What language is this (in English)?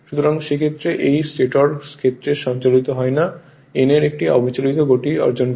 Bangla